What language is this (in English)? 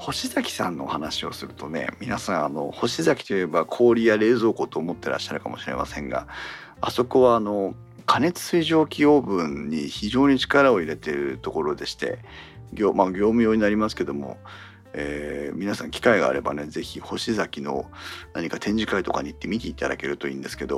Japanese